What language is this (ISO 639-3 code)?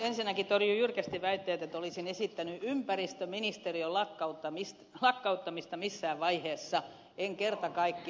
fin